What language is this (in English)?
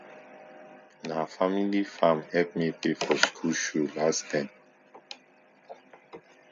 Nigerian Pidgin